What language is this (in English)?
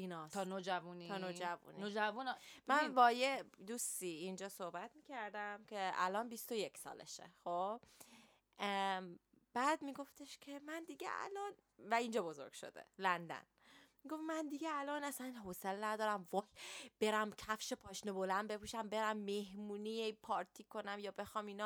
Persian